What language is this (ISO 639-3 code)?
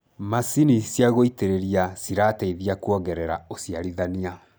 kik